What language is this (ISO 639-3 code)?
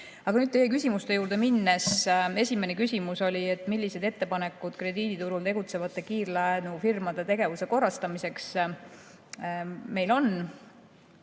est